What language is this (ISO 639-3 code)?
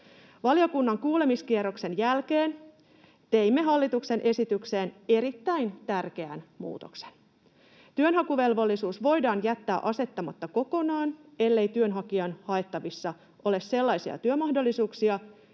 fin